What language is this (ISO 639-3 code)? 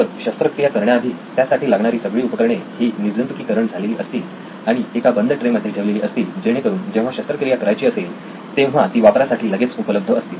mar